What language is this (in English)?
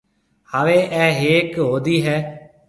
Marwari (Pakistan)